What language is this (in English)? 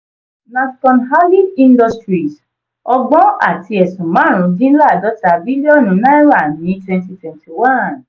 Yoruba